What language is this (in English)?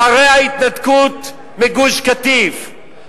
Hebrew